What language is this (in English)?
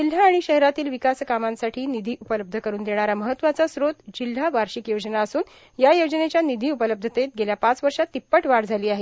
Marathi